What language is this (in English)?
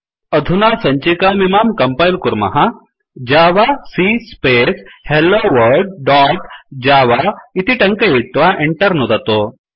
Sanskrit